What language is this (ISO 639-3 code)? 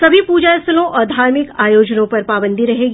hin